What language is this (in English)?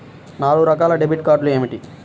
Telugu